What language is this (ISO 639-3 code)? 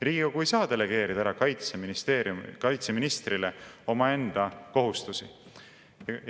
est